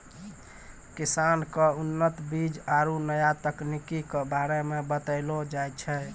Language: Maithili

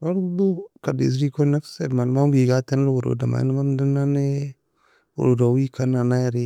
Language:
Nobiin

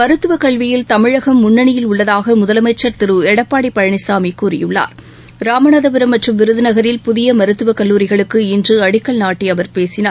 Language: Tamil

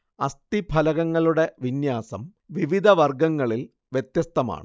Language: Malayalam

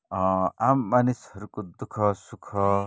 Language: Nepali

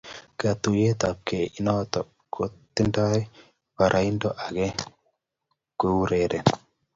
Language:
Kalenjin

